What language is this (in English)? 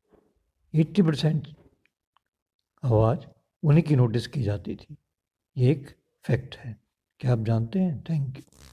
Hindi